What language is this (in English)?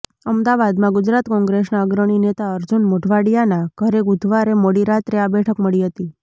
Gujarati